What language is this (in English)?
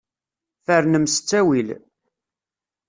Kabyle